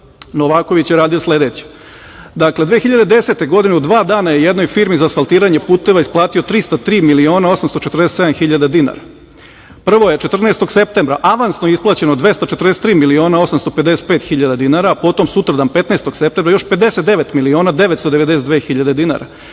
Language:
Serbian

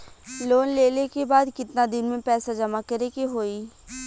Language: Bhojpuri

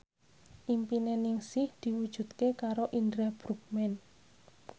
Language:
Javanese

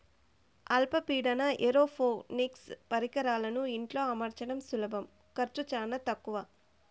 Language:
Telugu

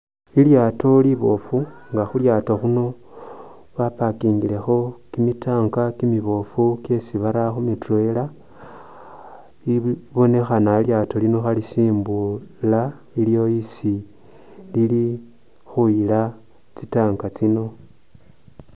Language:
Masaaba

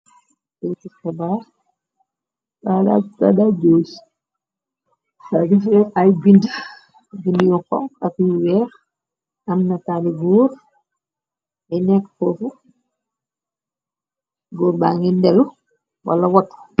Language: Wolof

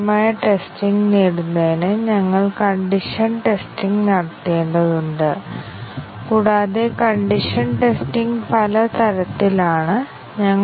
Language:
Malayalam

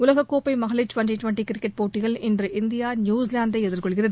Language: Tamil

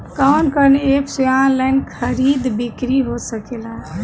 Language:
Bhojpuri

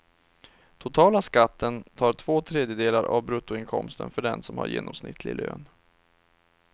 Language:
Swedish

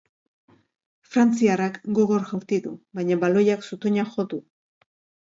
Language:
Basque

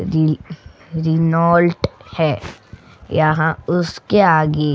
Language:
Hindi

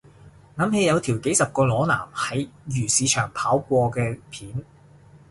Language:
Cantonese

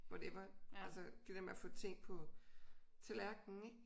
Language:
Danish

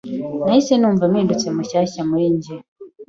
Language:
Kinyarwanda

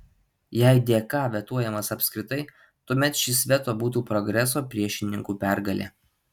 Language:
Lithuanian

